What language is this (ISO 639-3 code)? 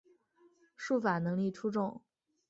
zho